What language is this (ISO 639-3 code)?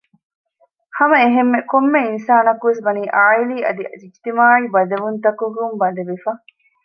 div